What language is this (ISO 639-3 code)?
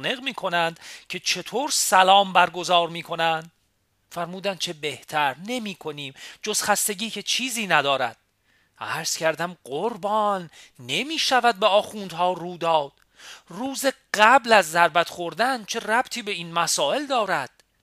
fas